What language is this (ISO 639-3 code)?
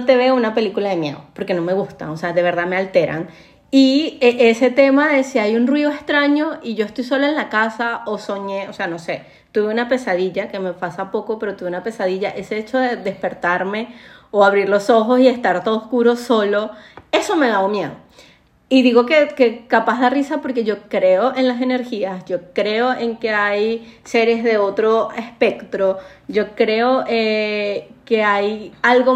spa